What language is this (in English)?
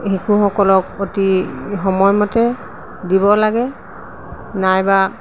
Assamese